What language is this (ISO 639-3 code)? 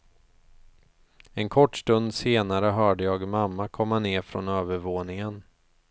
swe